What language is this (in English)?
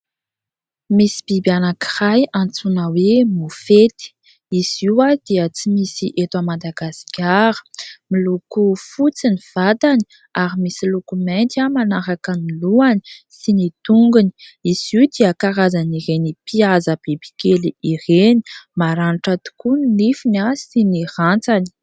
Malagasy